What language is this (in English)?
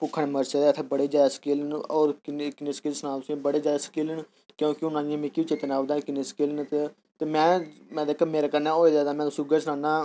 Dogri